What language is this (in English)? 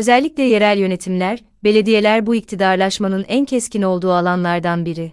Turkish